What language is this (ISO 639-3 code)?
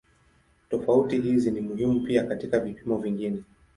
swa